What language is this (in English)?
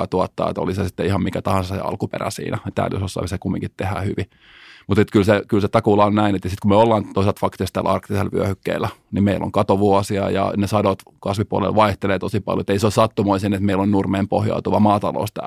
Finnish